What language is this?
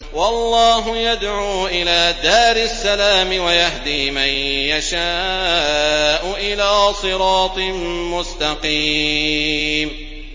Arabic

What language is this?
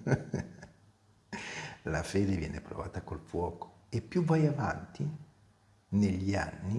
Italian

